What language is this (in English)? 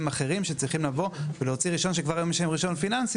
Hebrew